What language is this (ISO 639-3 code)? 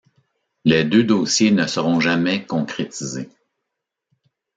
fra